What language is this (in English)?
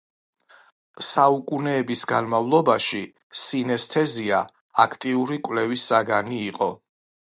Georgian